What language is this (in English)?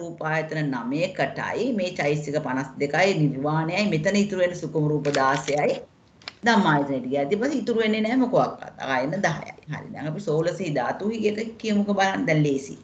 Indonesian